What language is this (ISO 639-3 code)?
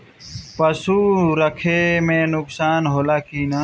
bho